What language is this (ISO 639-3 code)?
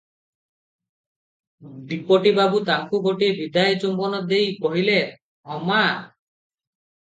ori